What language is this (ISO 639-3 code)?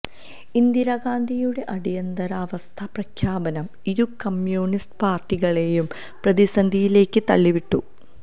mal